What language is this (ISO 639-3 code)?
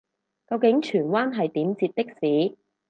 yue